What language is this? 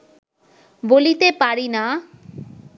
Bangla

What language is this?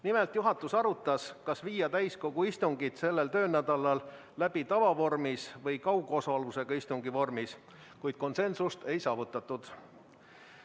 Estonian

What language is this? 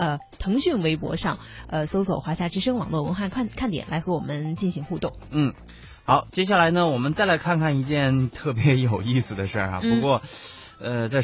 Chinese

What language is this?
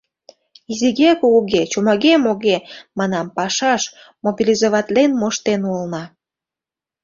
Mari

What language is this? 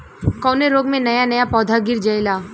Bhojpuri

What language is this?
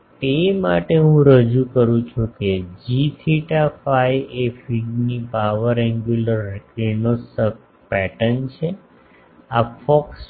Gujarati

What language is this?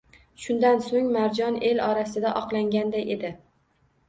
Uzbek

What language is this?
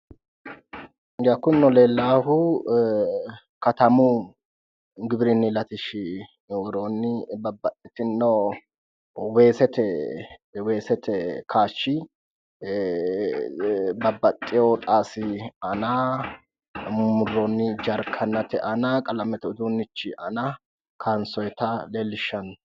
Sidamo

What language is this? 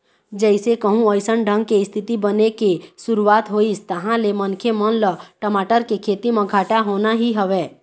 Chhattisgarhi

